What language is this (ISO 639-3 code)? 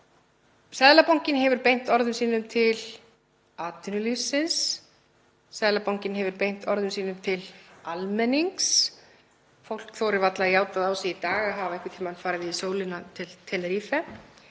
isl